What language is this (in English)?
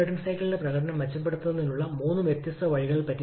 Malayalam